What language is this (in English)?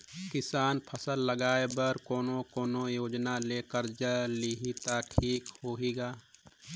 Chhattisgarhi